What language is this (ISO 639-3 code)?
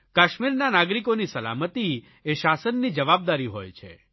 guj